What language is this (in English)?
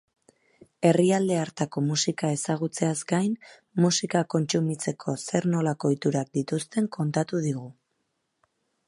Basque